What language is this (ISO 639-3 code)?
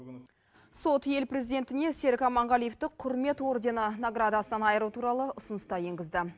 kaz